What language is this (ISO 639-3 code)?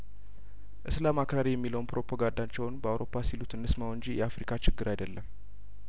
amh